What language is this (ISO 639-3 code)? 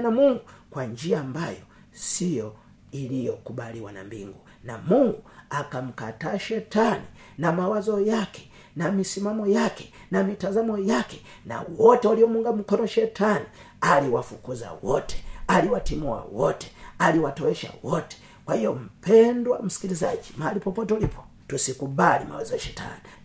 swa